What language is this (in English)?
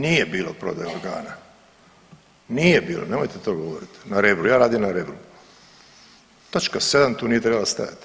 Croatian